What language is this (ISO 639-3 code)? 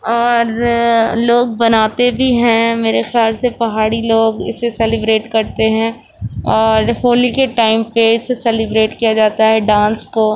urd